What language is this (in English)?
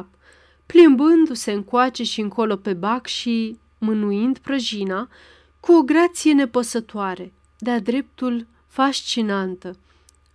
Romanian